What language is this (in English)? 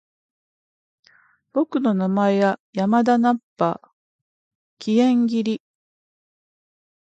Japanese